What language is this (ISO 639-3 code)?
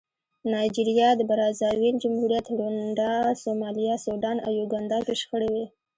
pus